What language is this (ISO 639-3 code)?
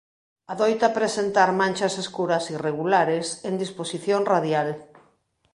glg